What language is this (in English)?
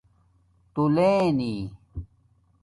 Domaaki